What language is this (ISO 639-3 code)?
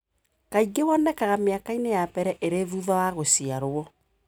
kik